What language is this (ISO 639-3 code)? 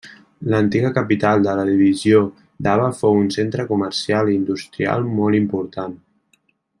cat